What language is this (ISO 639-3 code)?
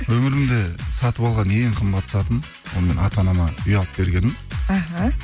kaz